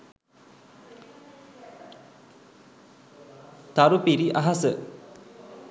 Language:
Sinhala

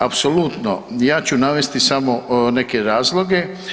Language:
Croatian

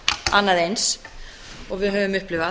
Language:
Icelandic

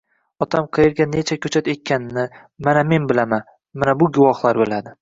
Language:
Uzbek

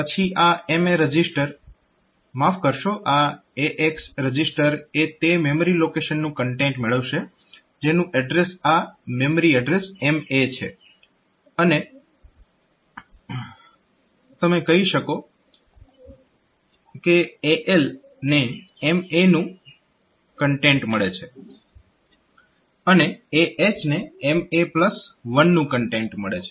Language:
Gujarati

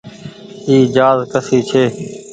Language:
Goaria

